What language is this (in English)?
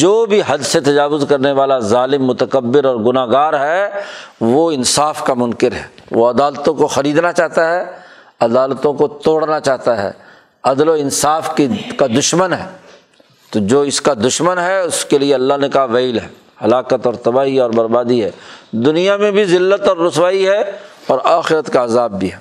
Urdu